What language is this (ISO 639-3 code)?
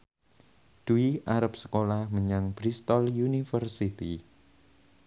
jav